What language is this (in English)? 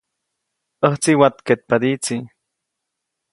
Copainalá Zoque